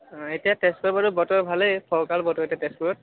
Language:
Assamese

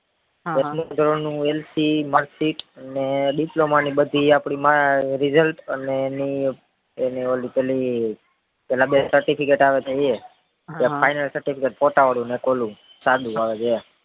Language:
Gujarati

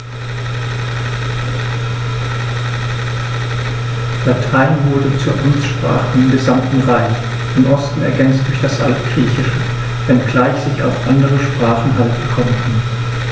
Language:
German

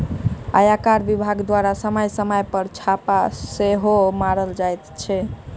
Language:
Maithili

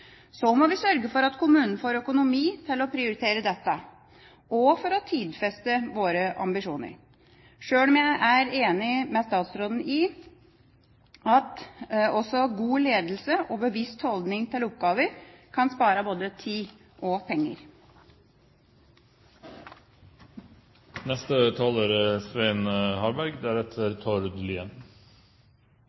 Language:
Norwegian Bokmål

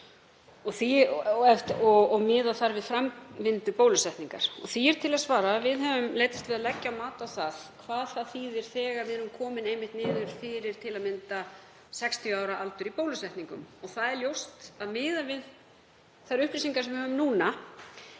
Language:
Icelandic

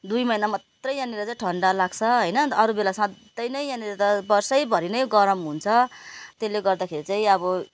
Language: Nepali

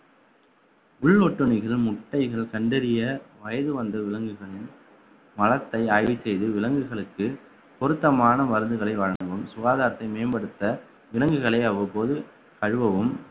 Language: Tamil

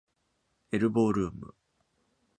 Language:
Japanese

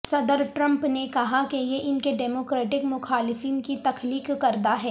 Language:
Urdu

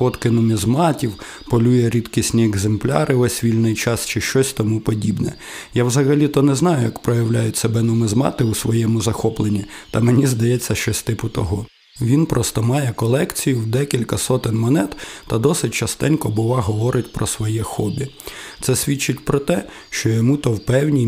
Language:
Ukrainian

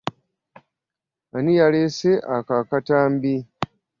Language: Ganda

